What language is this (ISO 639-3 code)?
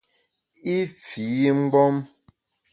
bax